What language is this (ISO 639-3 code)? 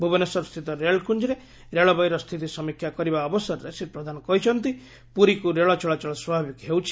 ori